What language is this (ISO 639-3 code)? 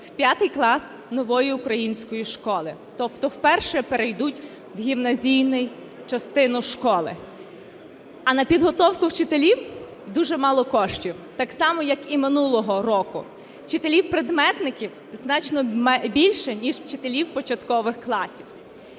ukr